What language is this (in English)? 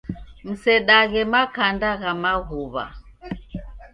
Taita